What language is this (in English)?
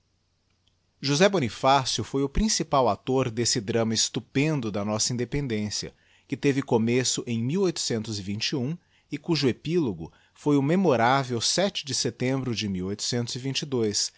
Portuguese